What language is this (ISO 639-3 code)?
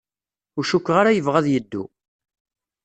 kab